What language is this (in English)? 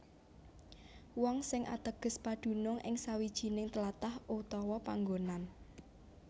Javanese